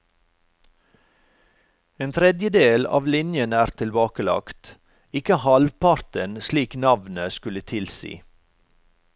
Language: Norwegian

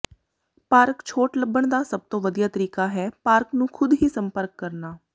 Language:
Punjabi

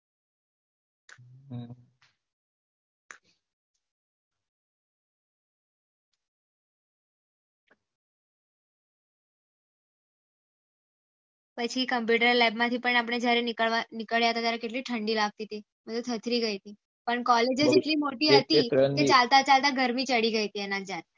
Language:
Gujarati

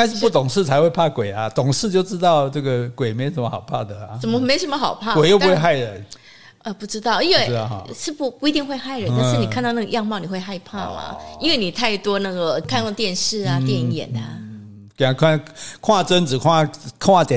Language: Chinese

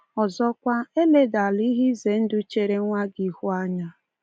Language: Igbo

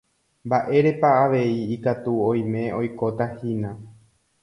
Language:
Guarani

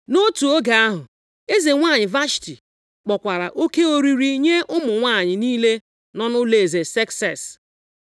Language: Igbo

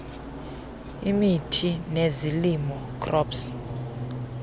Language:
Xhosa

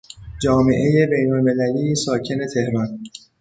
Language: Persian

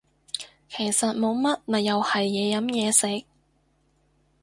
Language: Cantonese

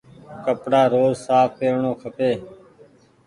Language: Goaria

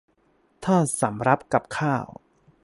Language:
Thai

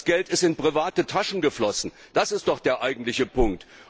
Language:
German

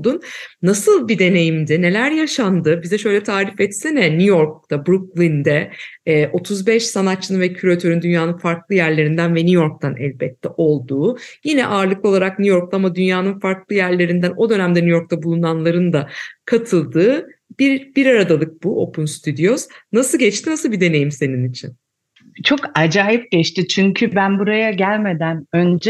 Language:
Turkish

